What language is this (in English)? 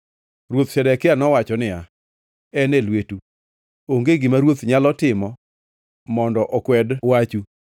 Luo (Kenya and Tanzania)